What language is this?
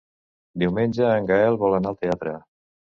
Catalan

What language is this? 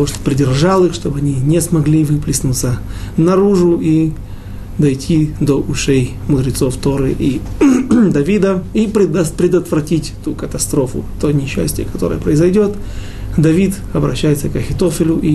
Russian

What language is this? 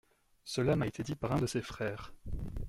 French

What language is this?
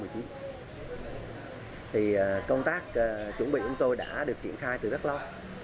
Vietnamese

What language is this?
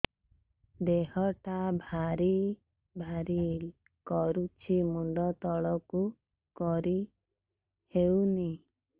Odia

